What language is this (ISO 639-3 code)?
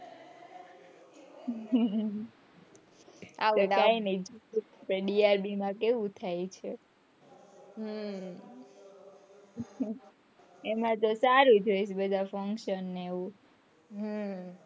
guj